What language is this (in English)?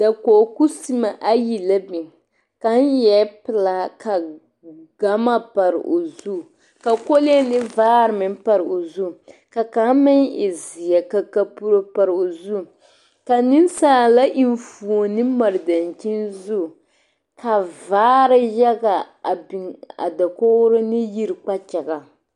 Southern Dagaare